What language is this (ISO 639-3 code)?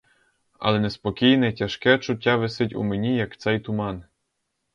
ukr